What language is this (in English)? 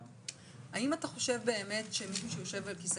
Hebrew